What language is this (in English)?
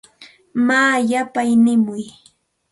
Santa Ana de Tusi Pasco Quechua